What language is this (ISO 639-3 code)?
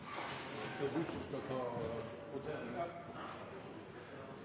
nno